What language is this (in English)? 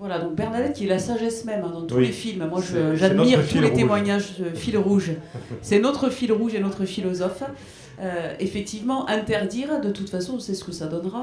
French